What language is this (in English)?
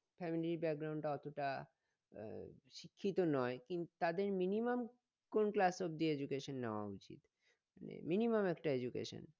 Bangla